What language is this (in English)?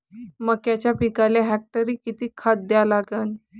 Marathi